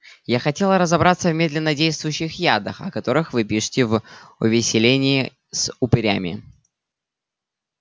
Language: Russian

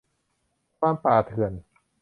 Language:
Thai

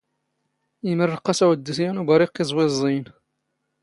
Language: Standard Moroccan Tamazight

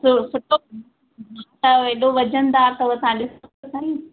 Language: Sindhi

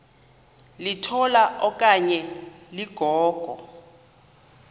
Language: Xhosa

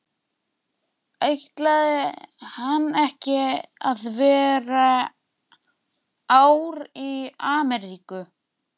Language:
Icelandic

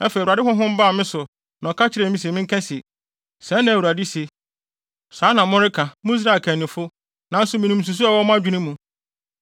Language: Akan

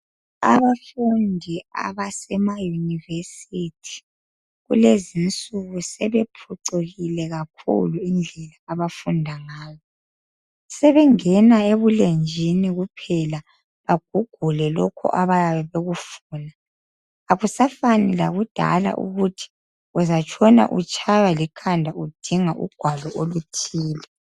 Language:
North Ndebele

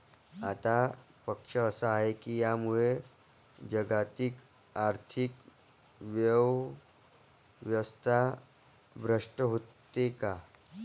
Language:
Marathi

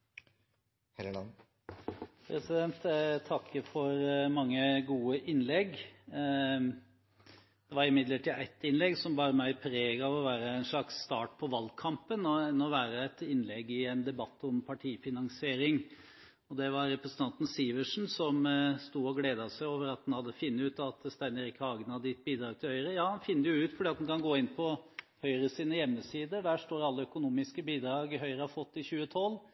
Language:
Norwegian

